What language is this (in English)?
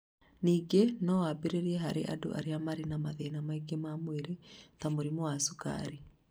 Kikuyu